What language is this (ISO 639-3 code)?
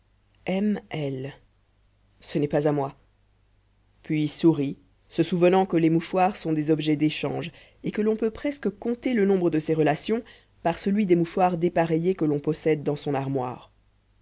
fra